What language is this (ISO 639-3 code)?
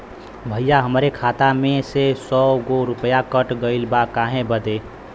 bho